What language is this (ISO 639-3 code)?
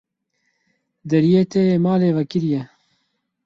kur